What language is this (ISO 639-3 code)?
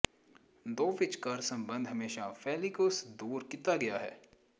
pan